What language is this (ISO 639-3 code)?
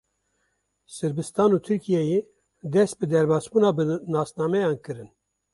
kur